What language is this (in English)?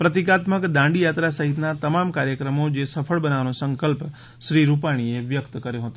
Gujarati